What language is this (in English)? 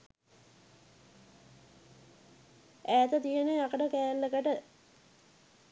Sinhala